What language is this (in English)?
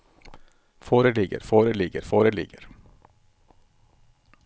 Norwegian